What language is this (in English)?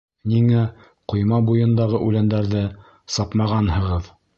Bashkir